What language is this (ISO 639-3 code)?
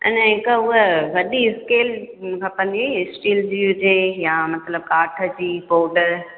snd